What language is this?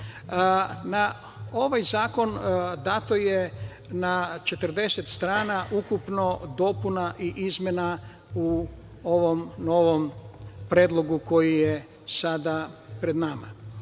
Serbian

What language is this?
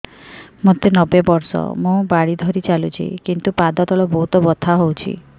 Odia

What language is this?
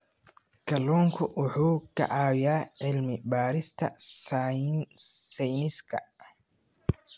Somali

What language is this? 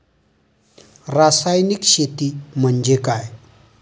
Marathi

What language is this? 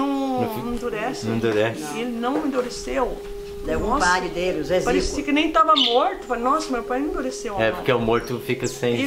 Portuguese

